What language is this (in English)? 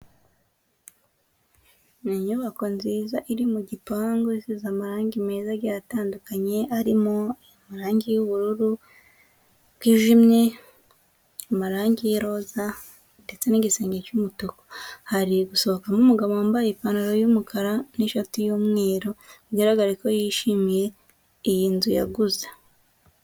Kinyarwanda